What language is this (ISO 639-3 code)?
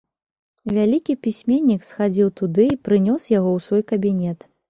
bel